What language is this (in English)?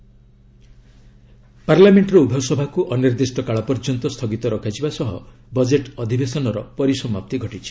Odia